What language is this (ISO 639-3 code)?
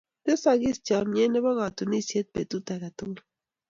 kln